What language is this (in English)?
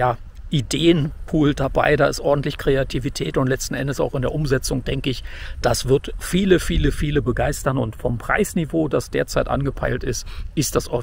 German